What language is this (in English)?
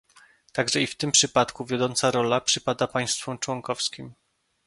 Polish